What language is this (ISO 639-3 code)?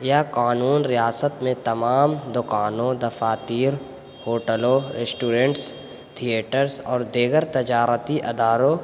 urd